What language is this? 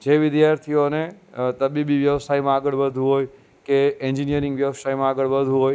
Gujarati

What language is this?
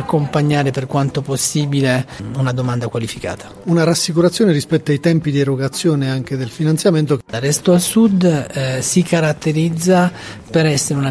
Italian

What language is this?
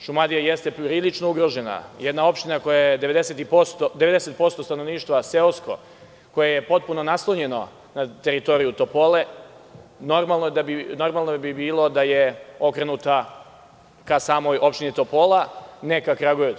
Serbian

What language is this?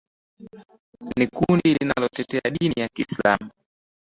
Swahili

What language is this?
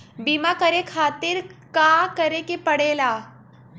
Bhojpuri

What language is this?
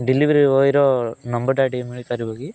Odia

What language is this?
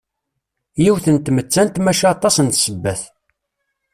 Kabyle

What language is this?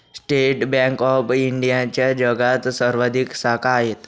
Marathi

